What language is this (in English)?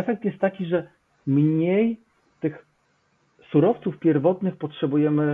Polish